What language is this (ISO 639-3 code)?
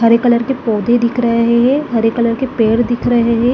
hin